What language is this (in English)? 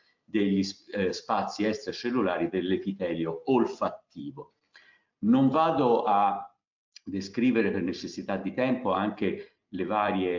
Italian